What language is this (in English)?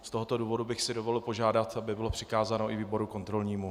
Czech